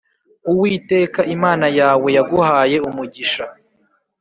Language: Kinyarwanda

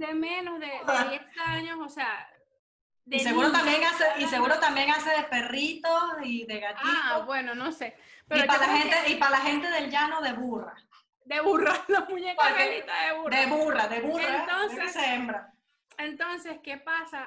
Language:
Spanish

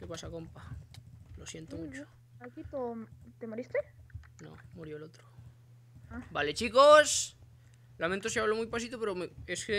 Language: Spanish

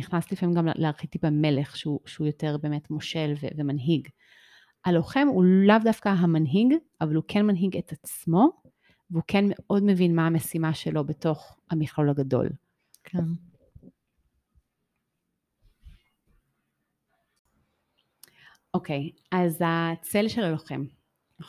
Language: Hebrew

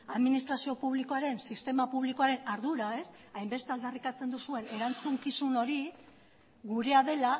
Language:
Basque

